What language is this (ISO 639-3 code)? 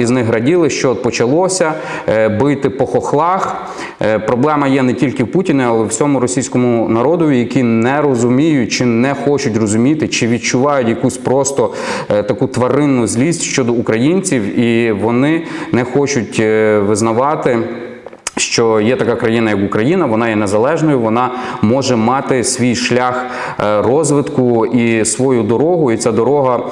ukr